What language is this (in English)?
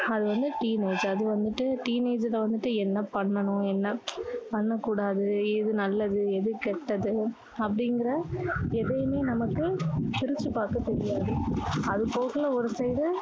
Tamil